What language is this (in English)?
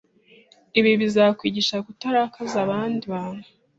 Kinyarwanda